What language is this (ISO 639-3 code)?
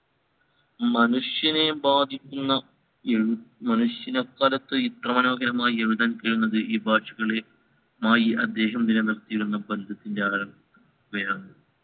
mal